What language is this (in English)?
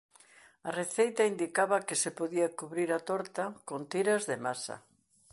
Galician